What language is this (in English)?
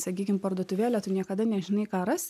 Lithuanian